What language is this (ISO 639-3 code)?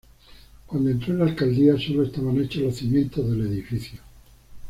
spa